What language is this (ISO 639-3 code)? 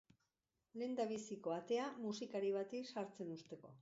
eus